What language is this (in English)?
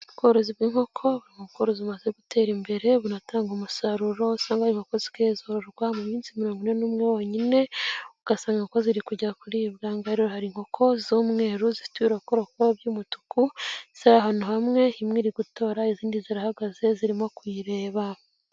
Kinyarwanda